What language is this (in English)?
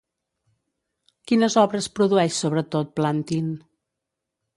Catalan